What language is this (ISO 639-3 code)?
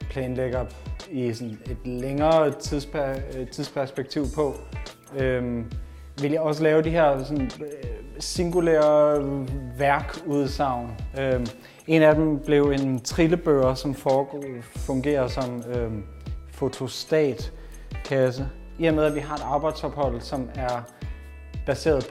dan